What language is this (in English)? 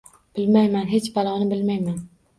Uzbek